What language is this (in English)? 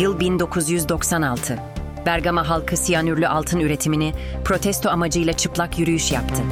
Turkish